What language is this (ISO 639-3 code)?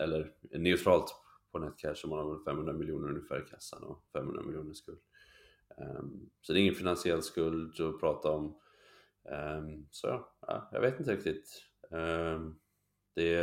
swe